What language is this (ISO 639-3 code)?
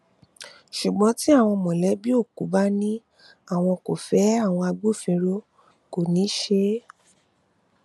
yor